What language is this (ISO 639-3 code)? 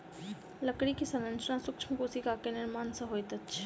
mai